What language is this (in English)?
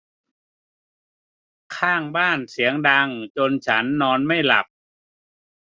Thai